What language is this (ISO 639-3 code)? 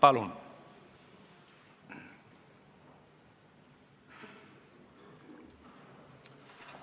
est